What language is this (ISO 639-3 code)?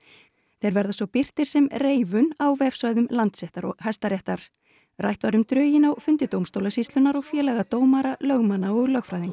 isl